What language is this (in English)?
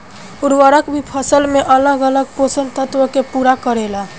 Bhojpuri